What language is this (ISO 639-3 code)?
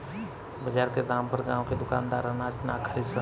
bho